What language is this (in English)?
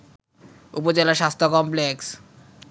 Bangla